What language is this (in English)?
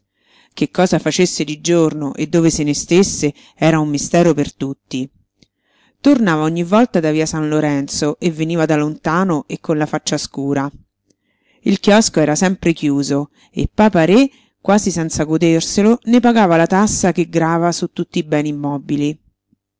Italian